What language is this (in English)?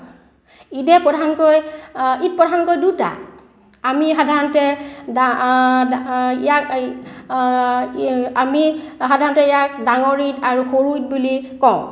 Assamese